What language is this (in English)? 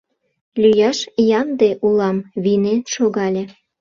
Mari